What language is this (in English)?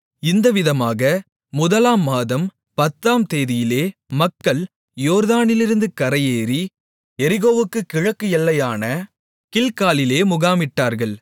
Tamil